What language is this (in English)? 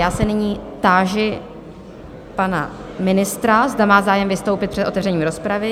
Czech